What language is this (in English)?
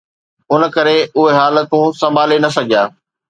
Sindhi